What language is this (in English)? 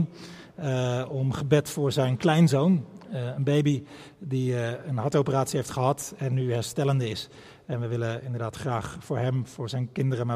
Dutch